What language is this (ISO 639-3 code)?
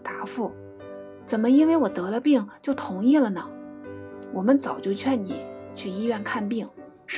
zho